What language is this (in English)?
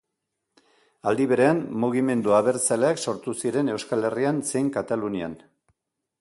Basque